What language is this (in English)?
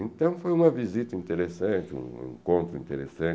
Portuguese